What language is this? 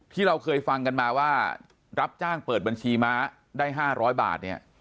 Thai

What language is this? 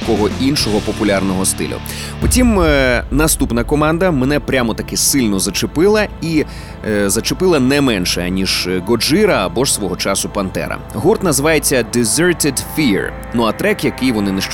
Ukrainian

